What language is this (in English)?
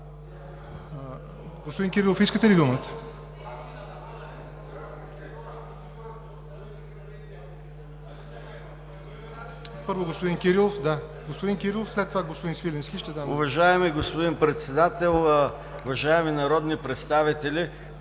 Bulgarian